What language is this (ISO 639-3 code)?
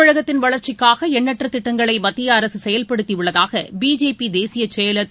tam